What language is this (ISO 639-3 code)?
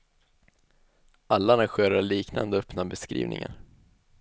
swe